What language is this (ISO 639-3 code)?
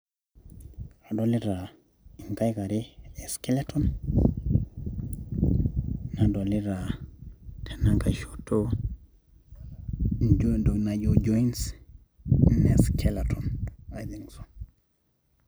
mas